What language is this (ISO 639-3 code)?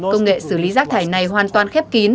vie